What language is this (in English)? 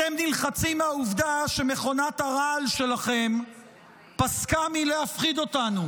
Hebrew